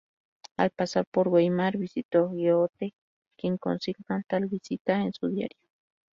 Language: Spanish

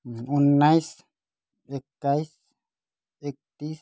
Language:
Nepali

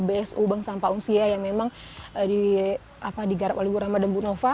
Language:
Indonesian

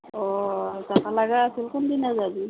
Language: Assamese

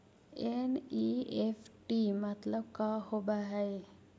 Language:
Magahi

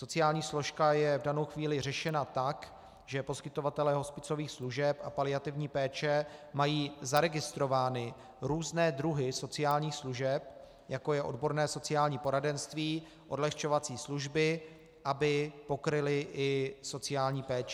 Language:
Czech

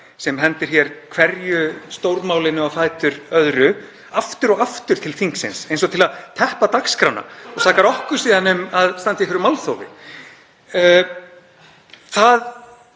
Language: Icelandic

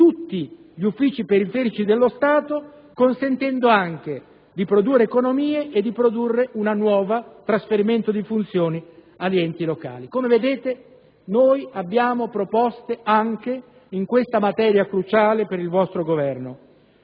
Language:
Italian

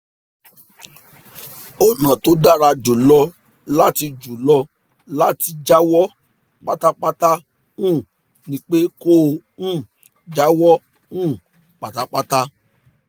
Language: Yoruba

